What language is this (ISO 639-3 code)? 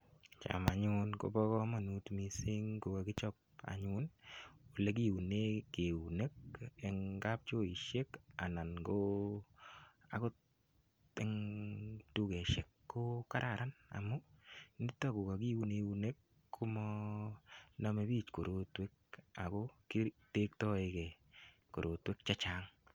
kln